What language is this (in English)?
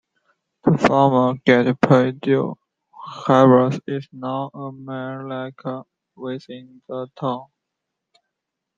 English